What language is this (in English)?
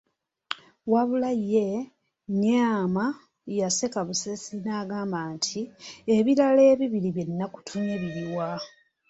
Ganda